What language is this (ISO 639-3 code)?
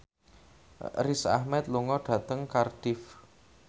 jav